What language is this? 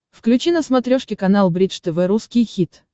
Russian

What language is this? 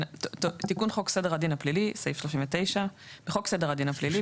Hebrew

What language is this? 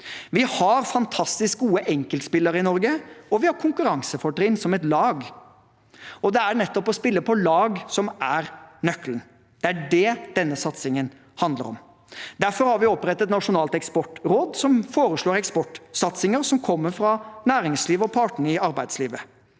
Norwegian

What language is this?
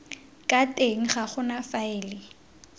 Tswana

